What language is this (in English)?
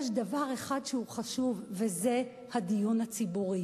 Hebrew